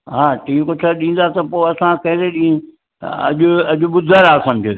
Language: Sindhi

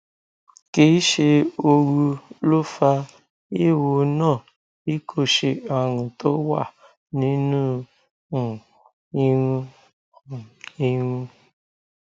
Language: Yoruba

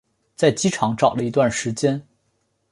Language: Chinese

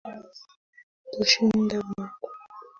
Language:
Swahili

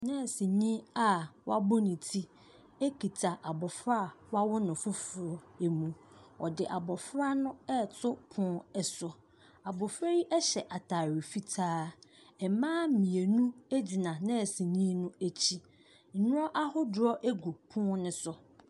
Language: Akan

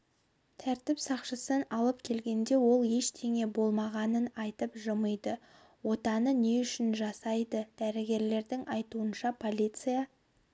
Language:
Kazakh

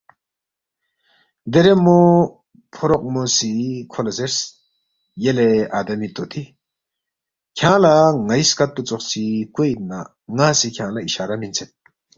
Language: Balti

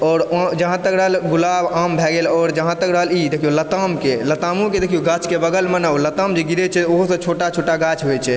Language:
Maithili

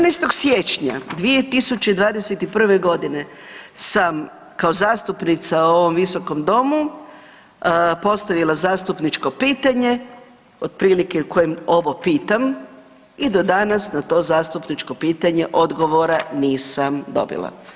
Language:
Croatian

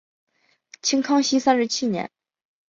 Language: Chinese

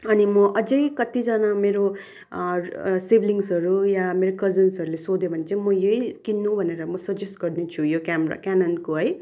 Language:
Nepali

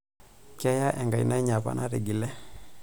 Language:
Masai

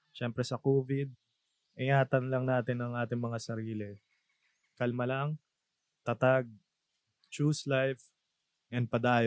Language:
Filipino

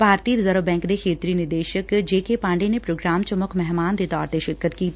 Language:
Punjabi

